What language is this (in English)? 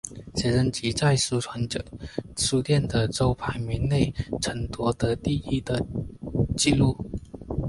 Chinese